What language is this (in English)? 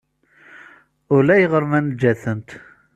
Kabyle